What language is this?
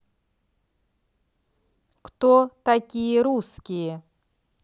Russian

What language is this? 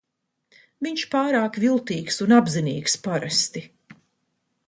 Latvian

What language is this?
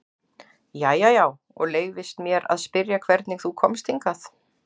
Icelandic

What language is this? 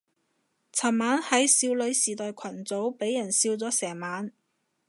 Cantonese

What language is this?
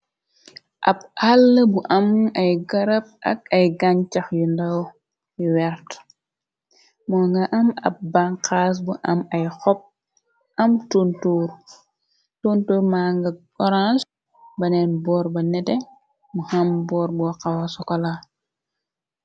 Wolof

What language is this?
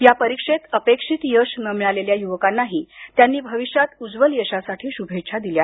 Marathi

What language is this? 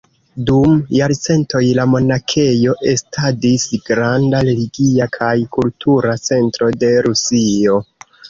Esperanto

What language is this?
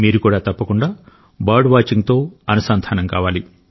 Telugu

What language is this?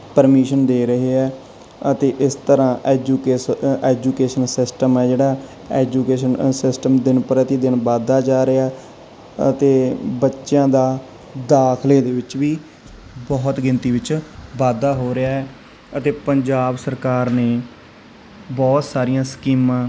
Punjabi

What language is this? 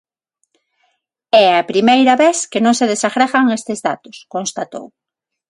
Galician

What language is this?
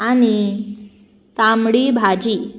Konkani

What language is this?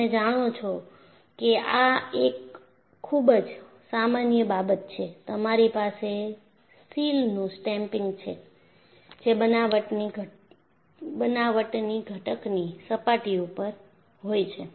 Gujarati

